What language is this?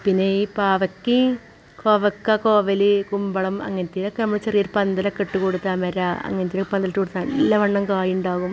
Malayalam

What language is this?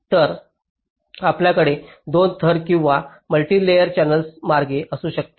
Marathi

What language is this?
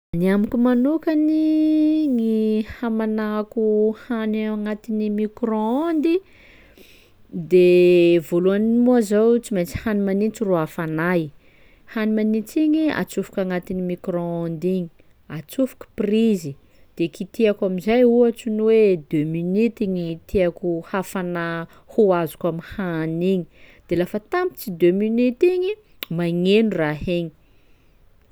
Sakalava Malagasy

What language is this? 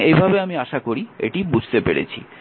Bangla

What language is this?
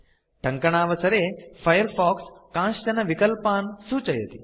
Sanskrit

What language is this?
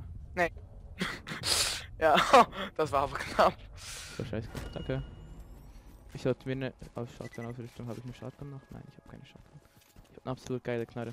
German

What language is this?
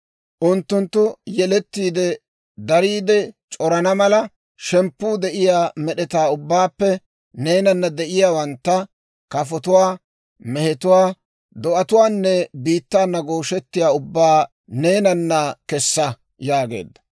Dawro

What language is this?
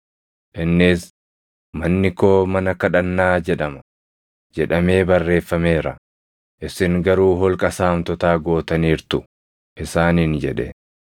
Oromo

